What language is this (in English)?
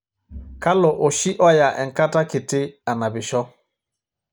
Masai